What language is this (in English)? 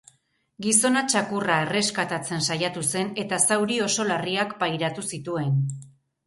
Basque